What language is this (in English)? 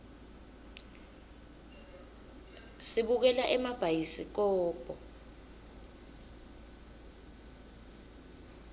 Swati